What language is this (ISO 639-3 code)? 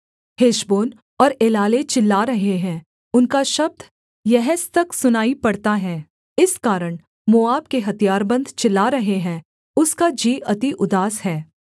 hin